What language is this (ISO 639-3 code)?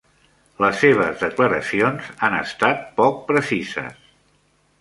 cat